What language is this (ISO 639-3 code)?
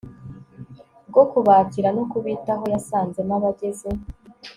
kin